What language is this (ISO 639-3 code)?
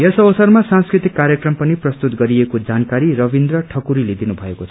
nep